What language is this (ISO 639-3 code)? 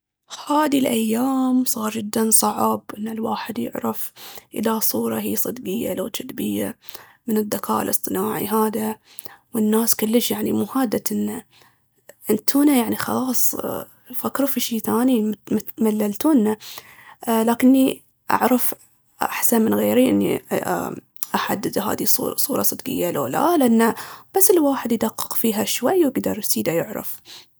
abv